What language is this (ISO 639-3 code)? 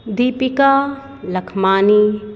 snd